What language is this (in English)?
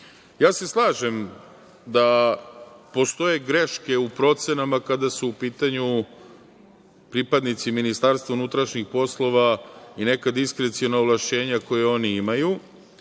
Serbian